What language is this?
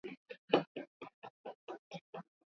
Swahili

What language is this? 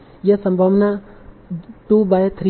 Hindi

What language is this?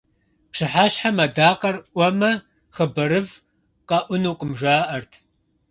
Kabardian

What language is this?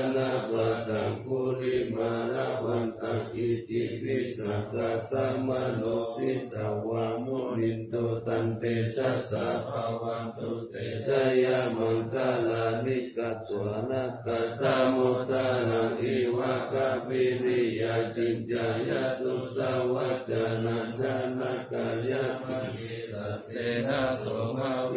Thai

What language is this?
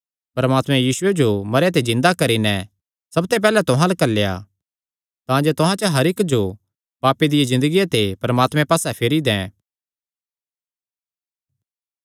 Kangri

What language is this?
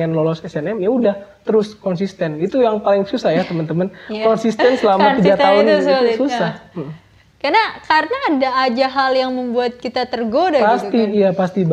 Indonesian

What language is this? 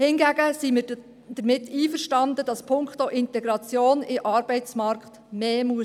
Swiss German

